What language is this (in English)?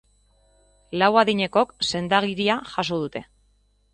Basque